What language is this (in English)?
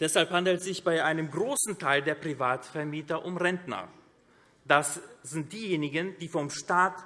German